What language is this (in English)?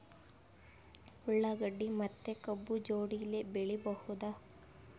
Kannada